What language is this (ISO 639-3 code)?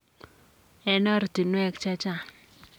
kln